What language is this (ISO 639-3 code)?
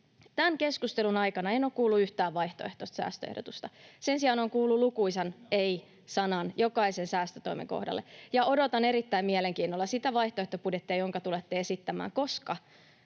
fin